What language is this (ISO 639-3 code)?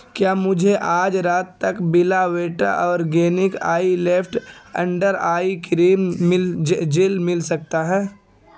urd